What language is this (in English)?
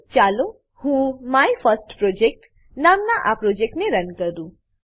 Gujarati